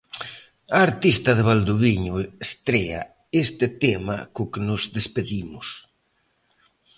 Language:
Galician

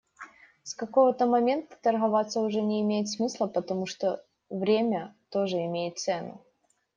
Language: Russian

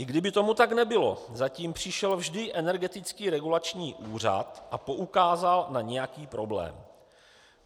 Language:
Czech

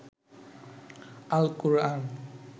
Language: Bangla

